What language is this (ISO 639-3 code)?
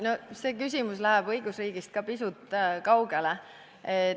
est